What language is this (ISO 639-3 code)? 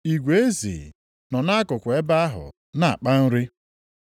ibo